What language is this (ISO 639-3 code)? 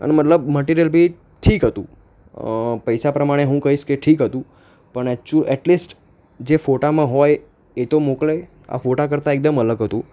guj